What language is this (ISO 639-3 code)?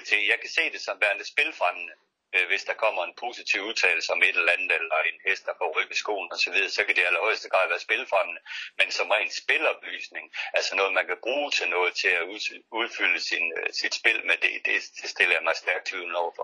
dan